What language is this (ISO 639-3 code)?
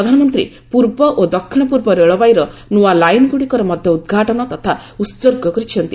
ori